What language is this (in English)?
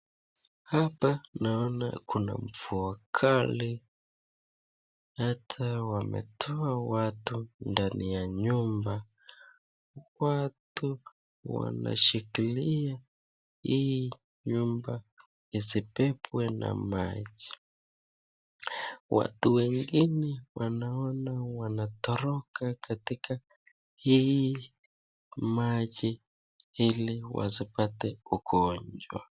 Swahili